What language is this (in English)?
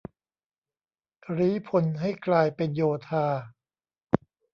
Thai